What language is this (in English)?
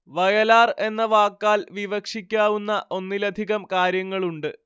Malayalam